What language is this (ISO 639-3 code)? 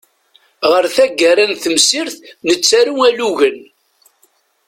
kab